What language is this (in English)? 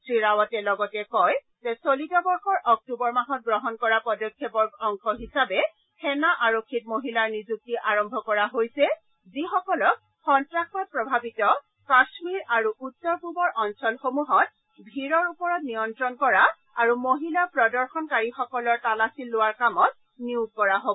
Assamese